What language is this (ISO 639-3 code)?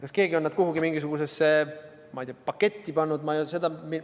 est